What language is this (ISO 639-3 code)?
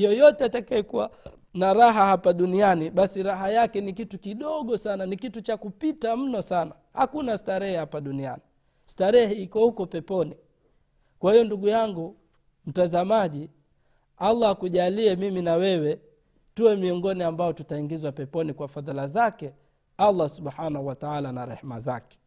swa